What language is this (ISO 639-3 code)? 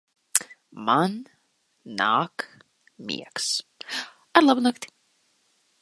lav